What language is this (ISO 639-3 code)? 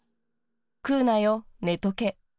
jpn